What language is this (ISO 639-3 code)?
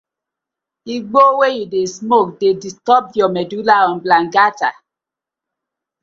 pcm